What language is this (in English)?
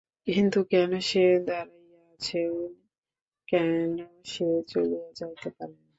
Bangla